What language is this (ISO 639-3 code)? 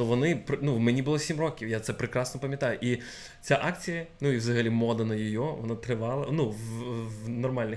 rus